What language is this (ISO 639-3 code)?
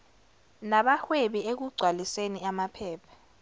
zul